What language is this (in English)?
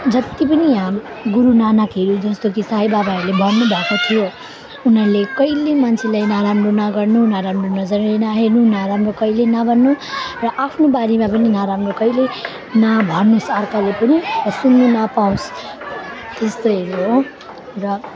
Nepali